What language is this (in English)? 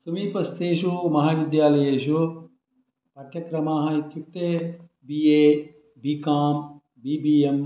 Sanskrit